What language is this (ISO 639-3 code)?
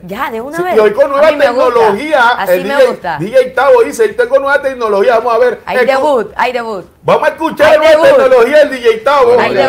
spa